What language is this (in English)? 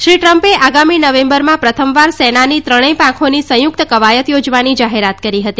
Gujarati